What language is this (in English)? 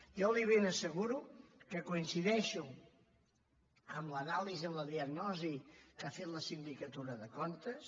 Catalan